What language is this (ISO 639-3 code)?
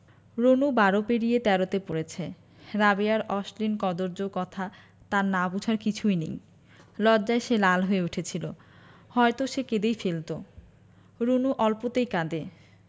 ben